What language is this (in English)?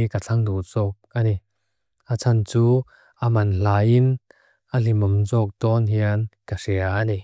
Mizo